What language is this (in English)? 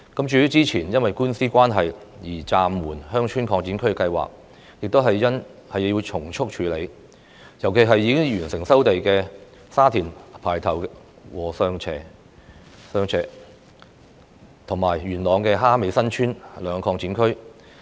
Cantonese